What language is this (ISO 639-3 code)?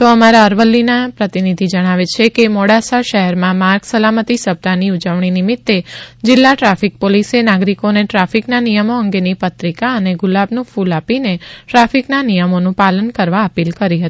guj